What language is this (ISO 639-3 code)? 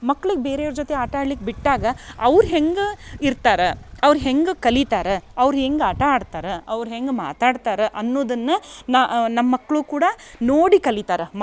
kan